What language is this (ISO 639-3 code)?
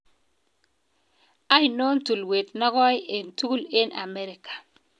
kln